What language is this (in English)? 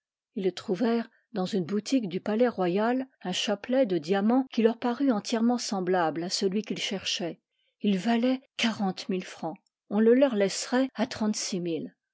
French